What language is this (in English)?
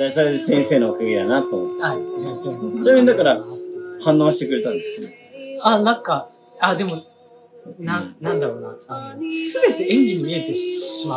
Japanese